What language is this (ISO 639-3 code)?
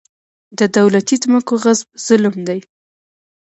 pus